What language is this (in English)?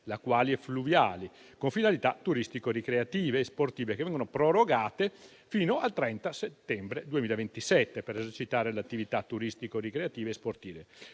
Italian